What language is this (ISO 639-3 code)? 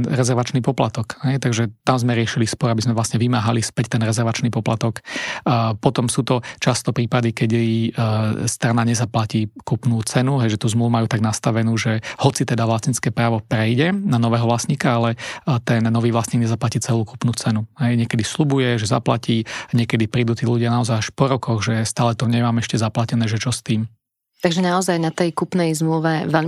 slk